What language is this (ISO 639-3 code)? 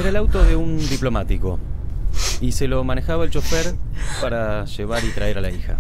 spa